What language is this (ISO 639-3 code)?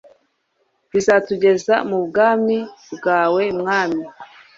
kin